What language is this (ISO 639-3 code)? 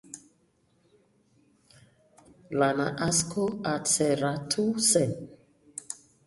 eus